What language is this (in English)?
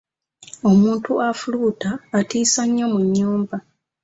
Ganda